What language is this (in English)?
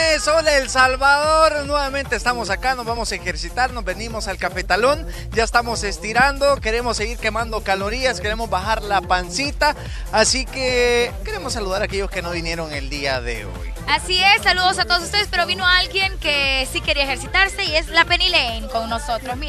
Spanish